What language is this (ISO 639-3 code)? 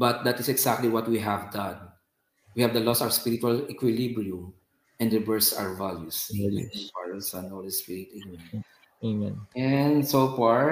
fil